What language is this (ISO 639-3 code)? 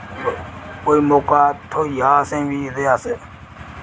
doi